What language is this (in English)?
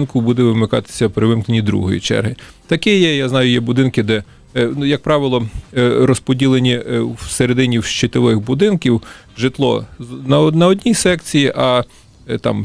Ukrainian